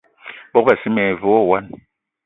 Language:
Eton (Cameroon)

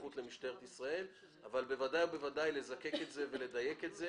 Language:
Hebrew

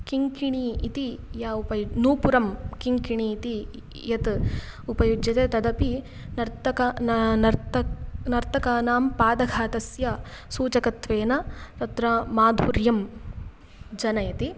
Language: Sanskrit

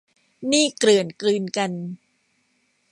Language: Thai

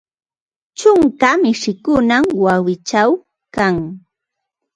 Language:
Ambo-Pasco Quechua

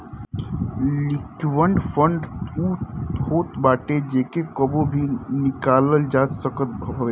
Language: Bhojpuri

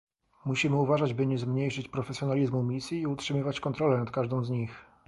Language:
Polish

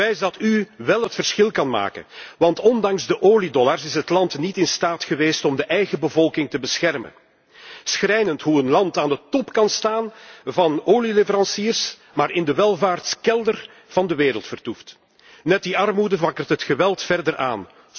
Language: Dutch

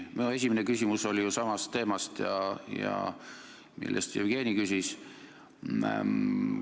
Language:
Estonian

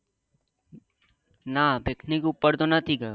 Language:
Gujarati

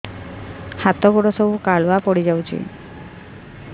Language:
Odia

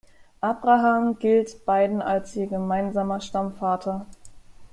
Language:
German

